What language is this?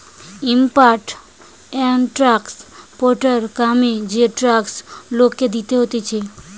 Bangla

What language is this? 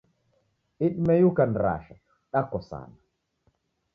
Taita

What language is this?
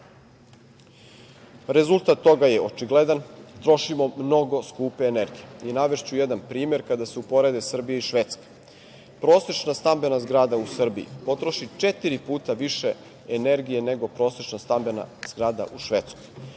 Serbian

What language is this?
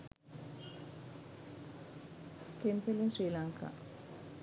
Sinhala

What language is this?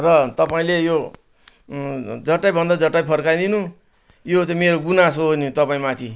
Nepali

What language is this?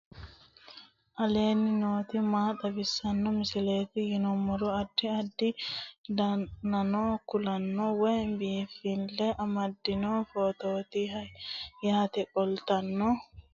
Sidamo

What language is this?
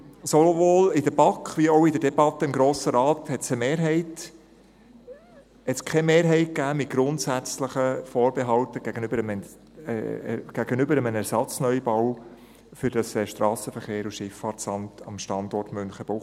Swiss German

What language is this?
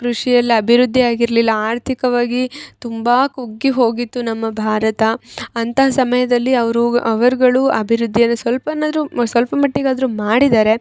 Kannada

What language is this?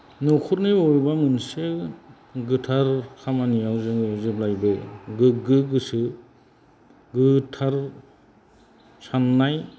Bodo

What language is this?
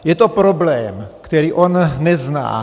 Czech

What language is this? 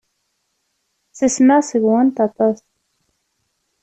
Kabyle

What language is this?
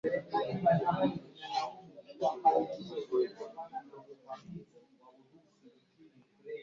Swahili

